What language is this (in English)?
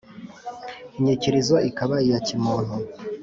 Kinyarwanda